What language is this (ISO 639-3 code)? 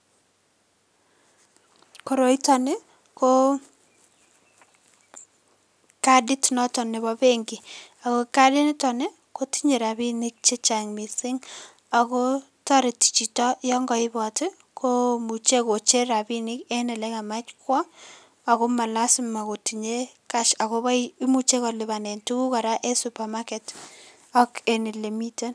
kln